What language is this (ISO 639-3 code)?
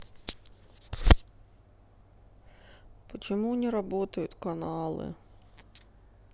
rus